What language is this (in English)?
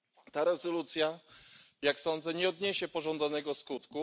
Polish